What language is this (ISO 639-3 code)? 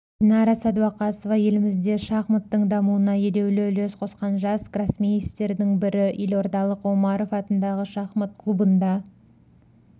kaz